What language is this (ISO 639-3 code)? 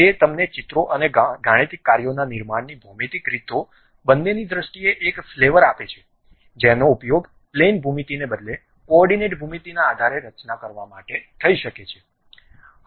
guj